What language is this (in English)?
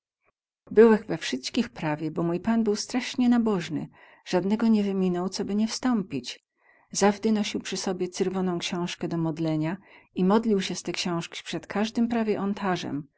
Polish